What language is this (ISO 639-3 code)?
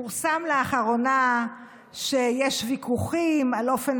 heb